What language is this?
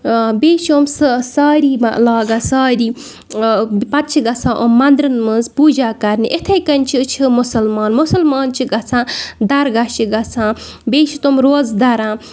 Kashmiri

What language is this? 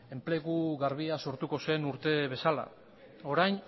Basque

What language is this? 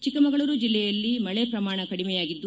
Kannada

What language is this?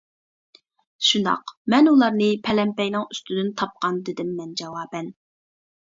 Uyghur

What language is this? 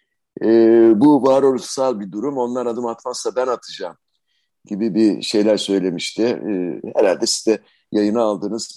Turkish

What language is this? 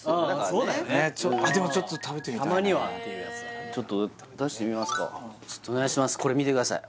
Japanese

